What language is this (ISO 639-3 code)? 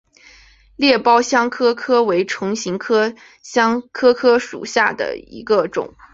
zho